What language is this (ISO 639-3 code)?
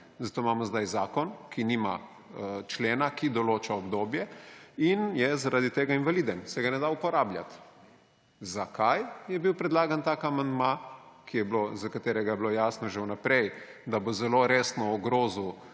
slv